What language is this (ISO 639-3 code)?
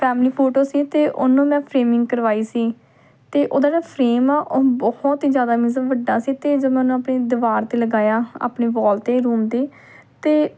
pan